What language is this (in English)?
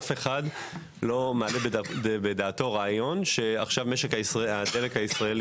Hebrew